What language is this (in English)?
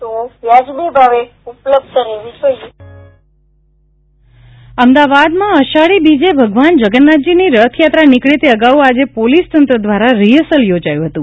Gujarati